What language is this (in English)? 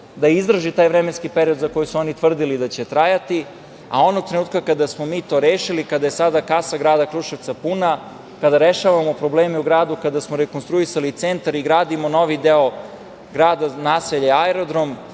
Serbian